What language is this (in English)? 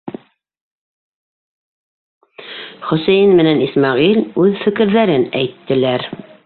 Bashkir